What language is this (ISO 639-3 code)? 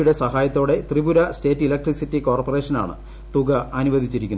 mal